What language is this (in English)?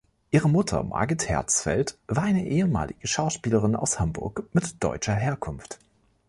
German